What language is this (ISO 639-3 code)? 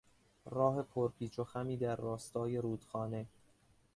fas